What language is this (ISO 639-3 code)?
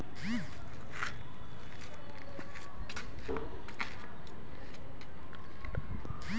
hin